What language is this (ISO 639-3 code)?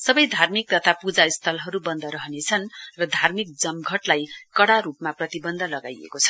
nep